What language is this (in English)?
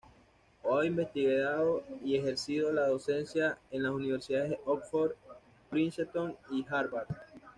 Spanish